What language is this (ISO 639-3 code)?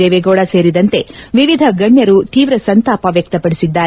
kan